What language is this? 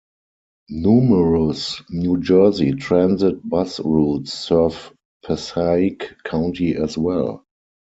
English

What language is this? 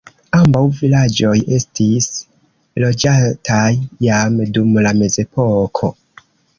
Esperanto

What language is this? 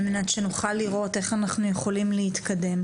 Hebrew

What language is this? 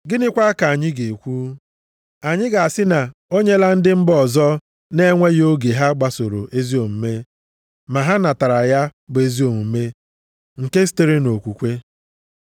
Igbo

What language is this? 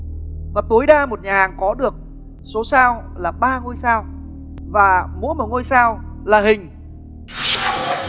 Vietnamese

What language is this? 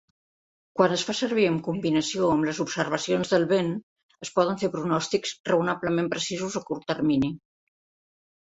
Catalan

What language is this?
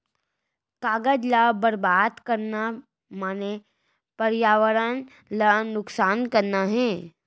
Chhattisgarhi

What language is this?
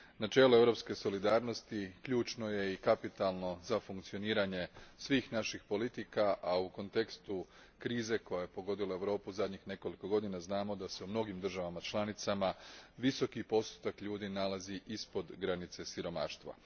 Croatian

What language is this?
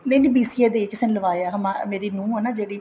Punjabi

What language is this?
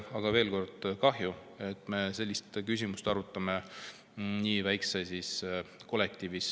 Estonian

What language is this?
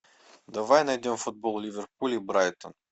Russian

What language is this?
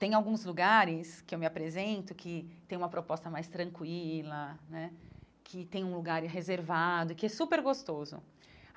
Portuguese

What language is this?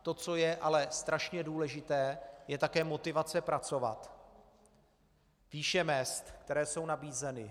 Czech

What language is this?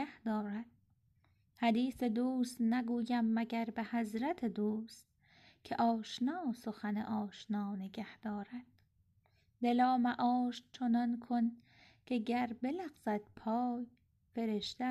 Persian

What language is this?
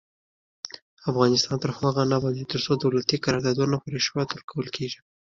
Pashto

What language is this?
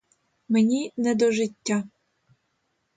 Ukrainian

